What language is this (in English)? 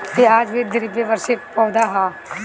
Bhojpuri